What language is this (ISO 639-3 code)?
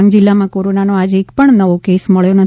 guj